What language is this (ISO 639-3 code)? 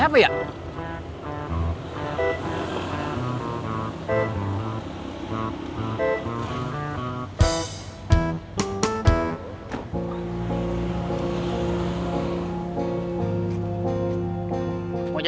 ind